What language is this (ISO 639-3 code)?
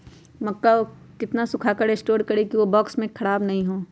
mag